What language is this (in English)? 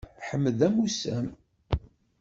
Kabyle